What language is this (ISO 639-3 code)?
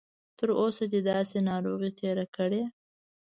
pus